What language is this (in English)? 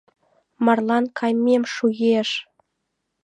Mari